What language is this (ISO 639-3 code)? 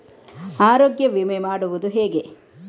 kan